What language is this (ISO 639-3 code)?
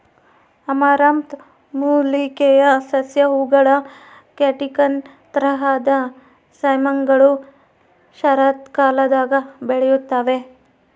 kan